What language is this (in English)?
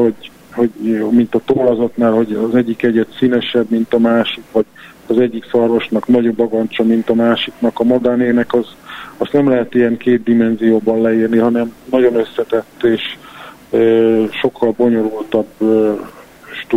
Hungarian